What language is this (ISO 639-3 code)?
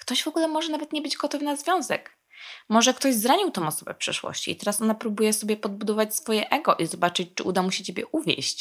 pol